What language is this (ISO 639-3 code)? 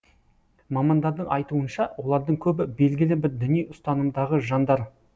kaz